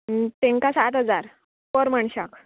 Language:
Konkani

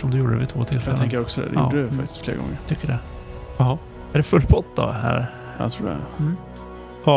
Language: Swedish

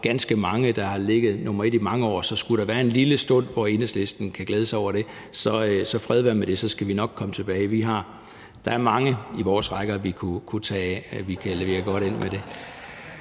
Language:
Danish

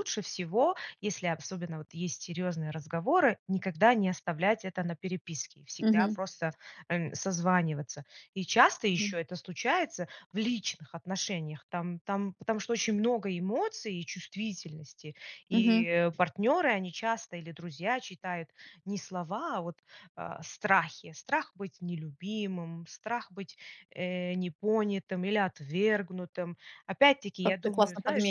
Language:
Russian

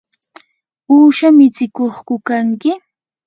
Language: Yanahuanca Pasco Quechua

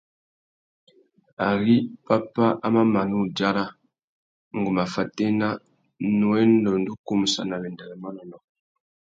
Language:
Tuki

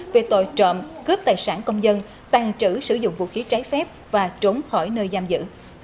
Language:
Vietnamese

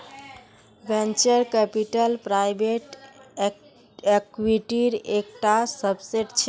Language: Magahi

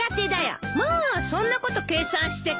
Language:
Japanese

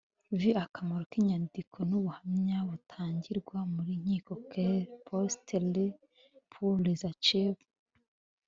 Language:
Kinyarwanda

